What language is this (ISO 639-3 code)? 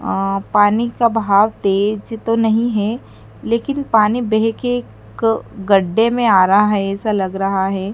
hin